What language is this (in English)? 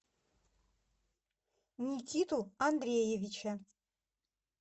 Russian